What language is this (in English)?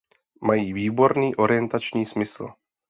Czech